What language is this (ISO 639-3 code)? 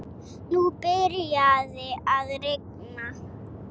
isl